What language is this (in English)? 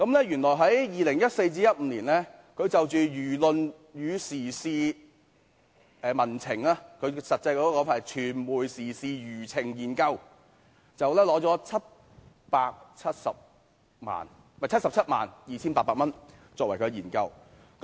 Cantonese